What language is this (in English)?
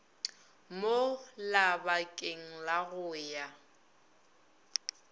Northern Sotho